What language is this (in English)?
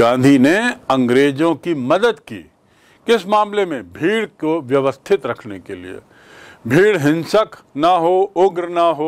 Hindi